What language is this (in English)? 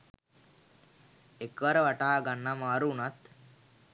Sinhala